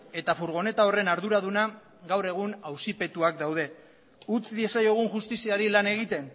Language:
Basque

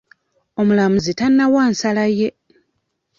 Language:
Ganda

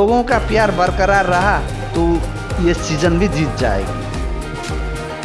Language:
Hindi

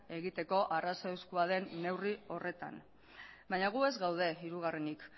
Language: Basque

